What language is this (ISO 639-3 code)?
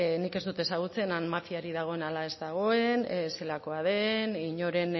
eus